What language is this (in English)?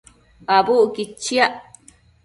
Matsés